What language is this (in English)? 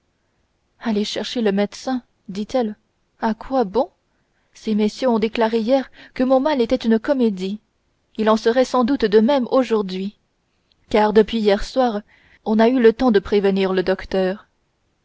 French